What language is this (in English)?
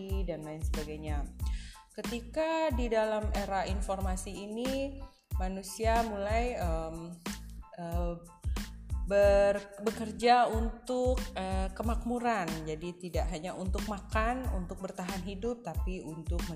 Indonesian